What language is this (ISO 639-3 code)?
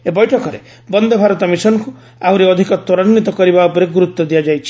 ori